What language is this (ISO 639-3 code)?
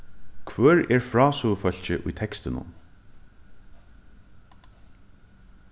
fao